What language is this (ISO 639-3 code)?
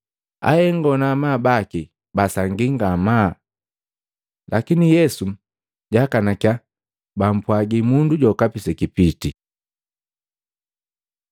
mgv